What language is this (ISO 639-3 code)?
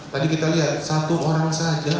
ind